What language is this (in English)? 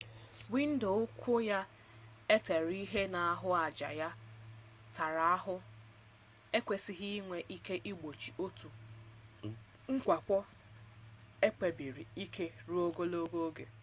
Igbo